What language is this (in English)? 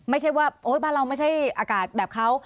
Thai